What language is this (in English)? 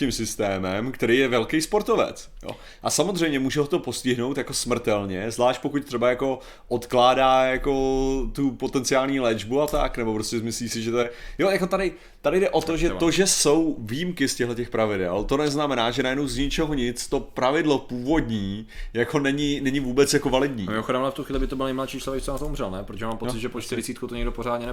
Czech